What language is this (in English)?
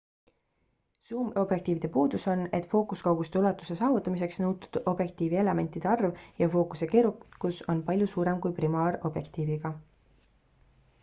Estonian